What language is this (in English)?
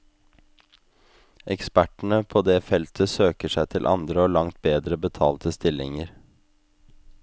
Norwegian